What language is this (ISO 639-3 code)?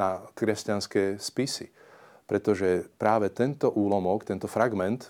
slk